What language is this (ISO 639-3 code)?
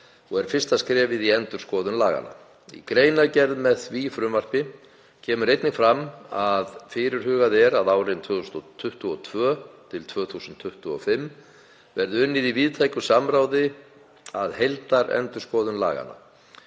isl